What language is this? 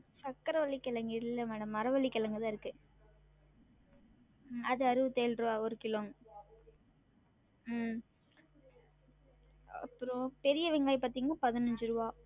Tamil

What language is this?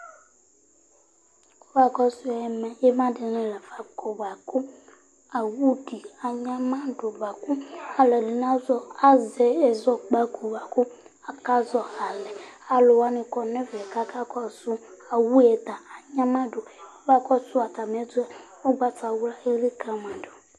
Ikposo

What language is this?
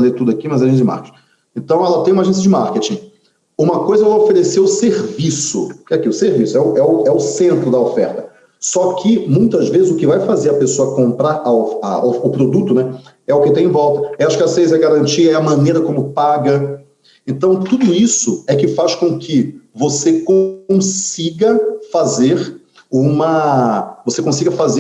Portuguese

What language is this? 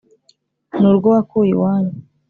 Kinyarwanda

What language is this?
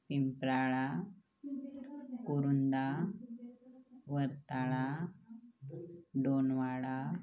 Marathi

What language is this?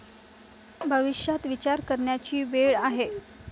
Marathi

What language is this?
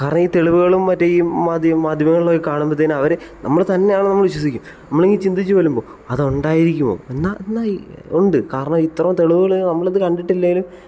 Malayalam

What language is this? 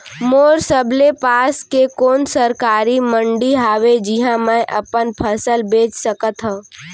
Chhattisgarhi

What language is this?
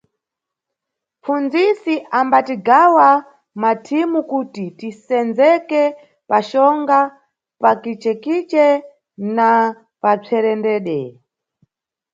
Nyungwe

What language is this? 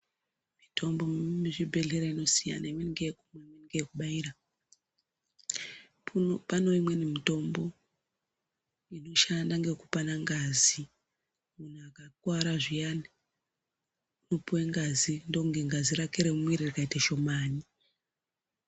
Ndau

